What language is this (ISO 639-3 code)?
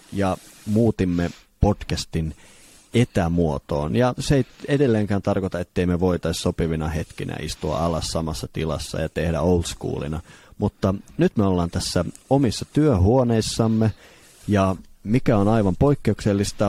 fin